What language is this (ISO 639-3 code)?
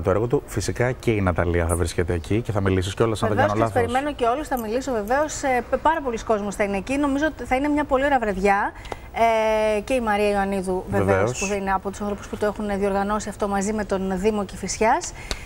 ell